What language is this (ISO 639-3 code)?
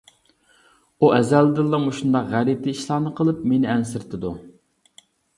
uig